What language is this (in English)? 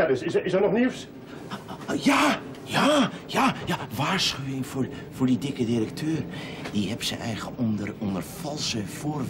Dutch